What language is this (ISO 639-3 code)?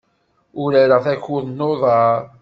kab